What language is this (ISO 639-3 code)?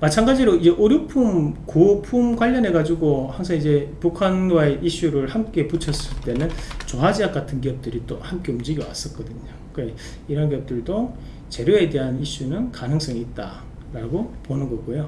kor